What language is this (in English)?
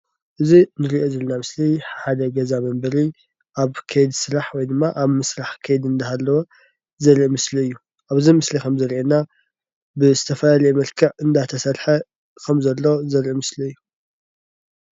Tigrinya